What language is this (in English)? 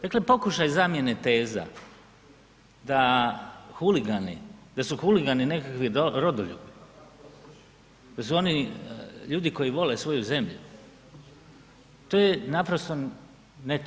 Croatian